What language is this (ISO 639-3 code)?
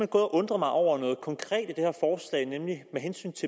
dan